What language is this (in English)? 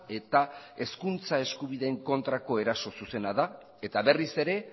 Basque